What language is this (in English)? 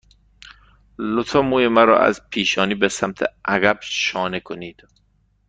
Persian